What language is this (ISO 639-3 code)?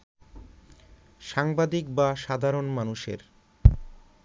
ben